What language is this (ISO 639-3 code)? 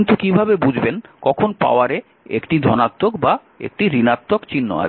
ben